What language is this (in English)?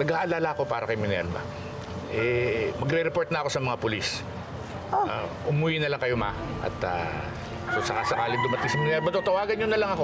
Filipino